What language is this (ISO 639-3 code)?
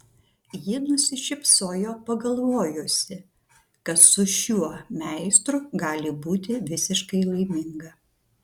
lit